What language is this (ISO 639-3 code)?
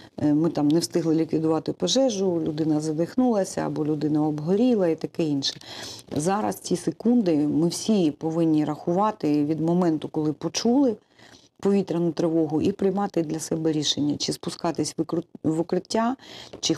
ukr